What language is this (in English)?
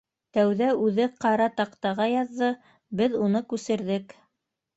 Bashkir